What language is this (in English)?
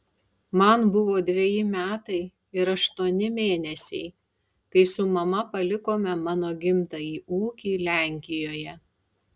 Lithuanian